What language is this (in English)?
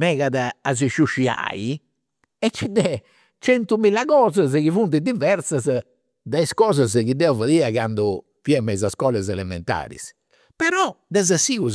Campidanese Sardinian